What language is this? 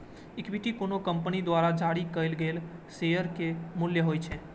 Maithili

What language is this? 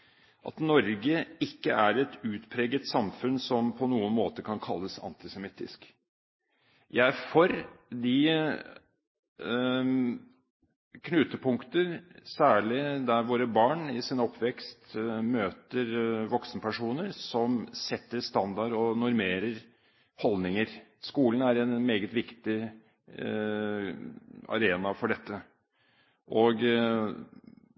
Norwegian Bokmål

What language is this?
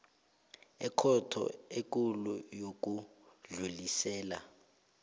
South Ndebele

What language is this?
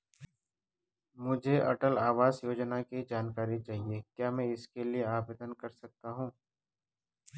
Hindi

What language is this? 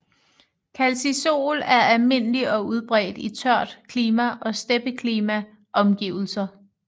Danish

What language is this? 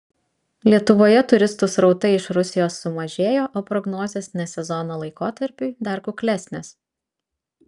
Lithuanian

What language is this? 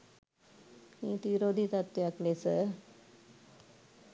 Sinhala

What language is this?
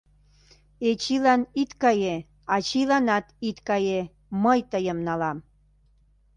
Mari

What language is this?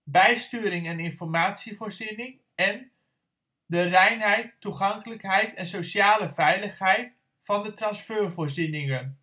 Dutch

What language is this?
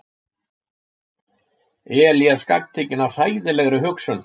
Icelandic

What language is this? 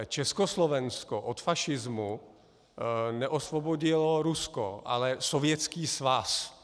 Czech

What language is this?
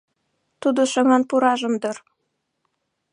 Mari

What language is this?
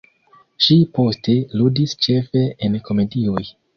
Esperanto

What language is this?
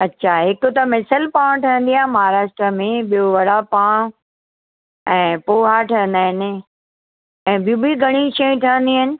Sindhi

